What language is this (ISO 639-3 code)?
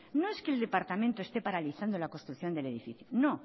spa